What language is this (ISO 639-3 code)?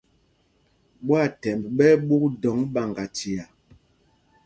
mgg